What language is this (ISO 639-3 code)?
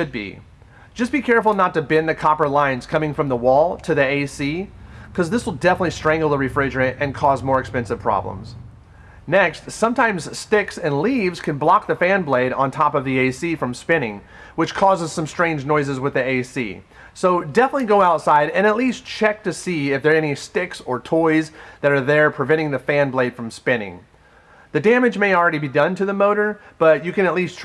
eng